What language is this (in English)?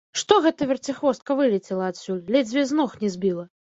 Belarusian